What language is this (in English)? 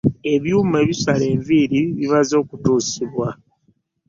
Ganda